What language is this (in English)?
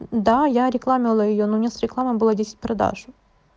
Russian